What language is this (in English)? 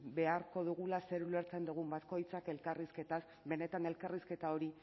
Basque